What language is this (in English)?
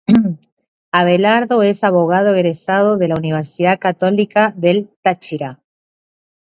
Spanish